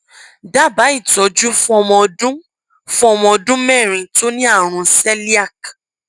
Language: Yoruba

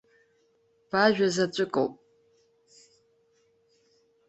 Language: Abkhazian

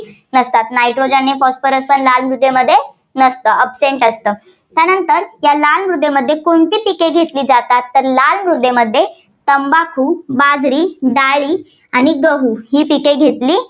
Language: Marathi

